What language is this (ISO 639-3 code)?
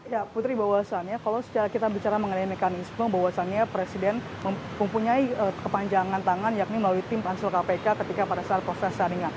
ind